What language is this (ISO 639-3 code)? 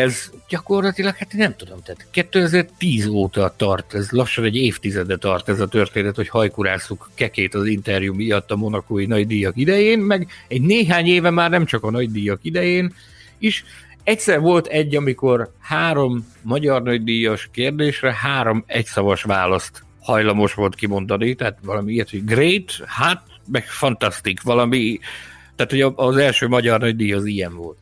hun